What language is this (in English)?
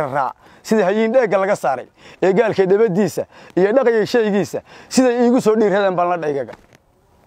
Arabic